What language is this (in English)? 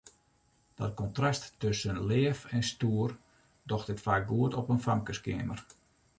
Western Frisian